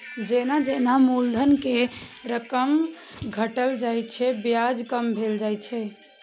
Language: Maithili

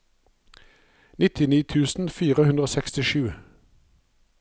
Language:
Norwegian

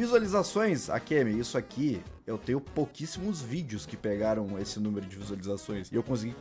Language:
Portuguese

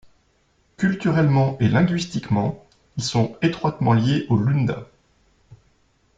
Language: French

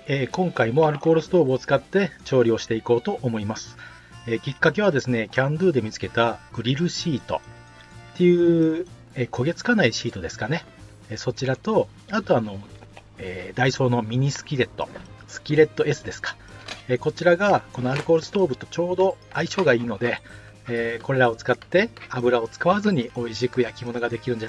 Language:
Japanese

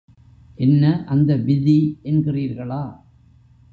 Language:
Tamil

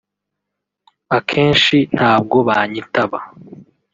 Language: Kinyarwanda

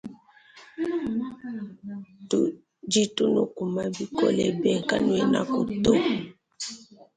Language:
Luba-Lulua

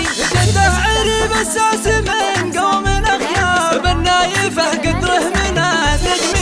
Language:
Arabic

